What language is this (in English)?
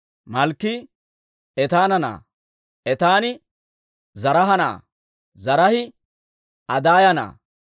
Dawro